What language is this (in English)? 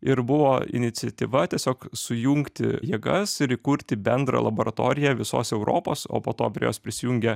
Lithuanian